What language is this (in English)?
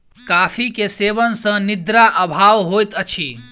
Maithili